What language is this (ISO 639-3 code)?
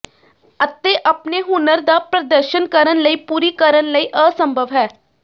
pan